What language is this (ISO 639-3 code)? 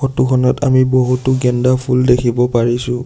asm